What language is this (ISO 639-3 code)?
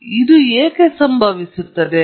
kan